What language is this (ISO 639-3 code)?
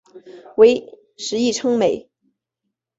zho